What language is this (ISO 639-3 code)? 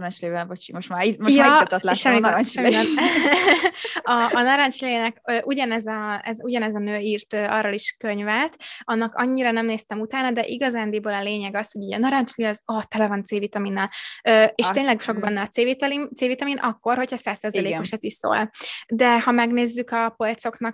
hun